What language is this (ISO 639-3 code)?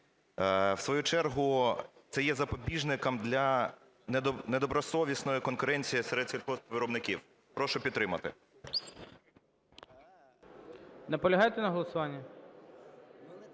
ukr